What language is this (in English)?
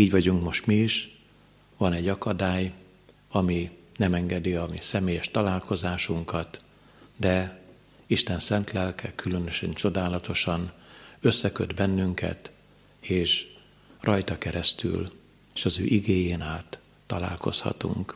Hungarian